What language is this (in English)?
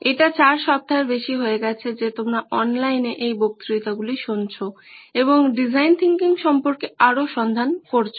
Bangla